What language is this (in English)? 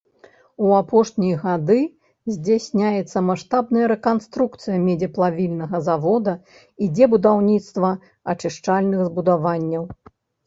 Belarusian